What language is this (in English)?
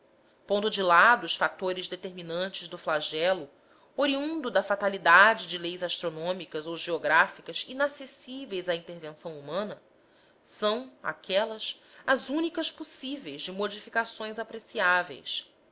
Portuguese